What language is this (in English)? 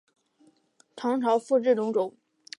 Chinese